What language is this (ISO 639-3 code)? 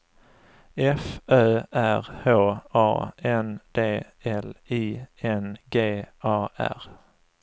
swe